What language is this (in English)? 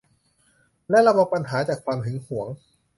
Thai